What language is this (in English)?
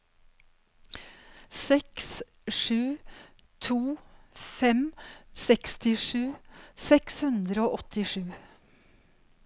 Norwegian